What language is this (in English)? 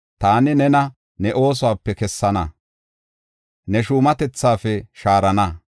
Gofa